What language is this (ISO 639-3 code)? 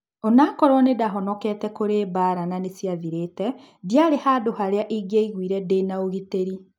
kik